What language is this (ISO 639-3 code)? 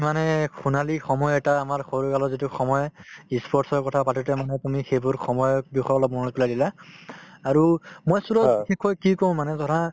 asm